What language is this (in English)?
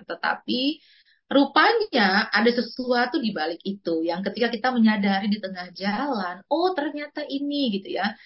Indonesian